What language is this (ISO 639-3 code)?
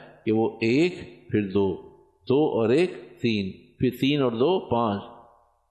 urd